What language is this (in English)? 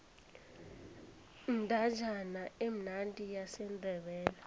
South Ndebele